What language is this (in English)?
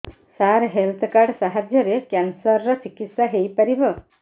Odia